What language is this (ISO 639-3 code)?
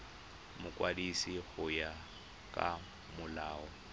tsn